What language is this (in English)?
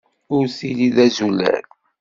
Kabyle